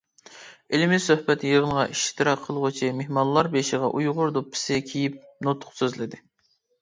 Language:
Uyghur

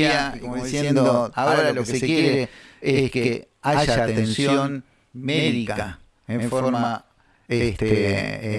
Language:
Spanish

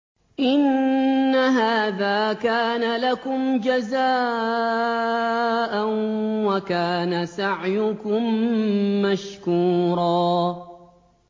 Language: Arabic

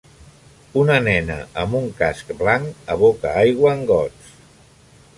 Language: Catalan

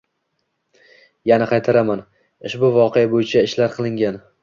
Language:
Uzbek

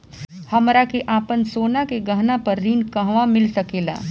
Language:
Bhojpuri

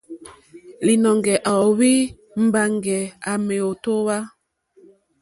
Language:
Mokpwe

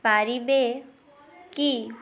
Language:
Odia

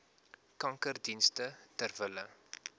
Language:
Afrikaans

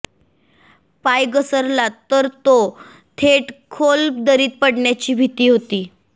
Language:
Marathi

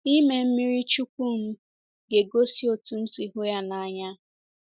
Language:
Igbo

